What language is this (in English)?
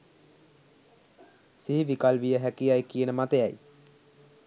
Sinhala